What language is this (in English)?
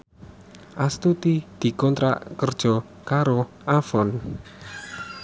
Javanese